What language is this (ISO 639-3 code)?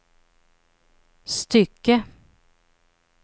swe